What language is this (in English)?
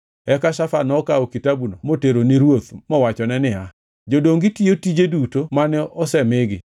Luo (Kenya and Tanzania)